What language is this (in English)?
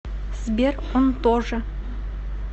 Russian